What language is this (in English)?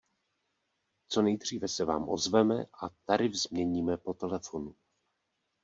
Czech